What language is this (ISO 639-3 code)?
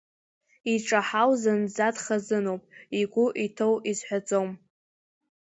abk